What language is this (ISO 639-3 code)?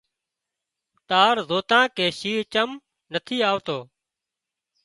kxp